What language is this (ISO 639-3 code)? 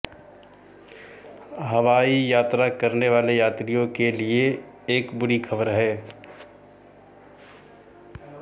hin